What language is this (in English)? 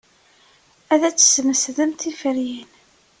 Kabyle